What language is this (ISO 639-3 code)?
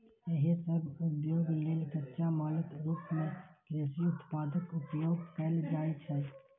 mai